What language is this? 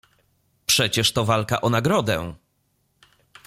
Polish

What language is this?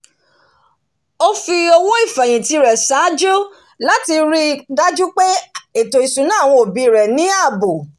Yoruba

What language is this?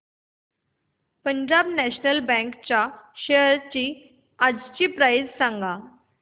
Marathi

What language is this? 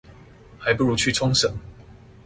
Chinese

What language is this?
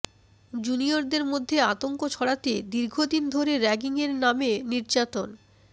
Bangla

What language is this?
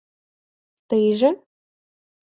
Mari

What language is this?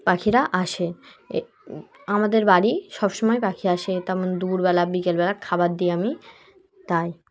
Bangla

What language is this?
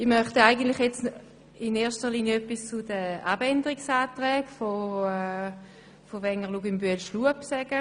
Swiss German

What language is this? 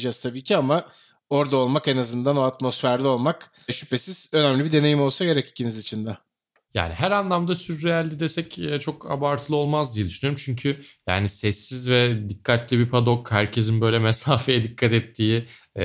Turkish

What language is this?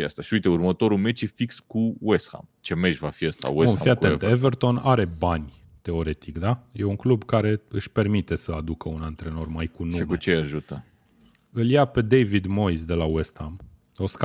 Romanian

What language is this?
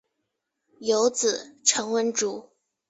Chinese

